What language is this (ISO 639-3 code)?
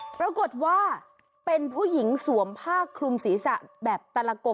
tha